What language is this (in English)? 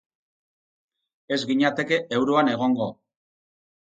Basque